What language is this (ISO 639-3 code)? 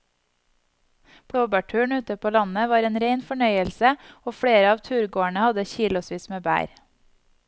nor